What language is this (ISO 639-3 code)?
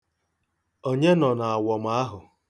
ibo